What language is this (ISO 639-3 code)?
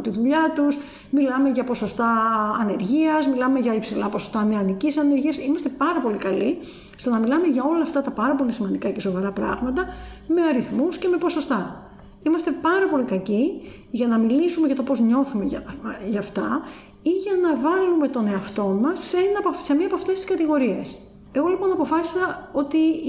ell